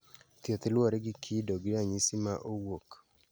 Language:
Luo (Kenya and Tanzania)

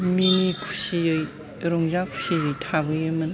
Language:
Bodo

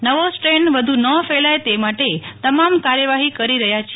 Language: Gujarati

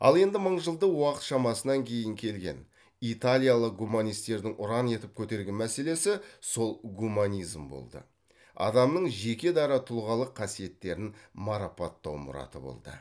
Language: Kazakh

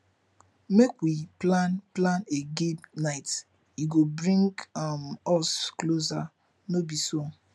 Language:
Nigerian Pidgin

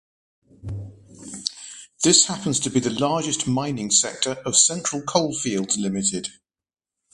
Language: English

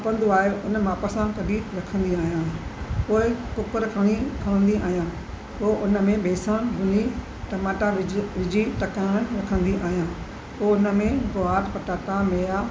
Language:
Sindhi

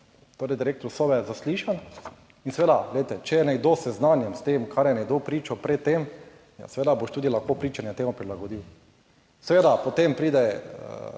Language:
Slovenian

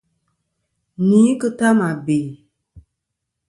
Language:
Kom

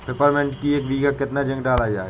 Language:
Hindi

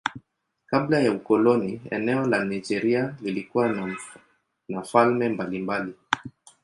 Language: Swahili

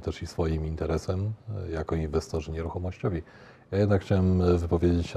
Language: Polish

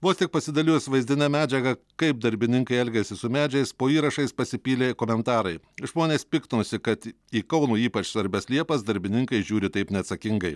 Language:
Lithuanian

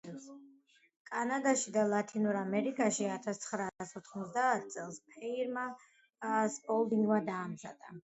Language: Georgian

